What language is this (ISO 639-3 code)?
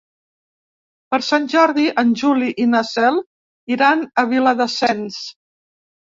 cat